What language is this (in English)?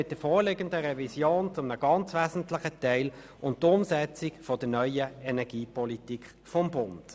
Swiss German